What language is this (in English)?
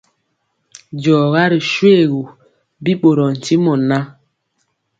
Mpiemo